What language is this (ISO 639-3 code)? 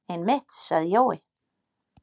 isl